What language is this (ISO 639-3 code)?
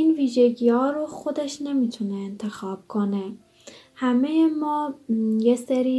fas